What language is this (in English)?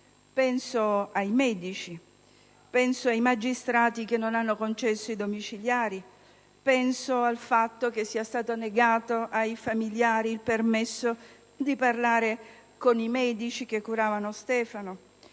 Italian